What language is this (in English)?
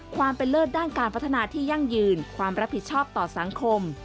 Thai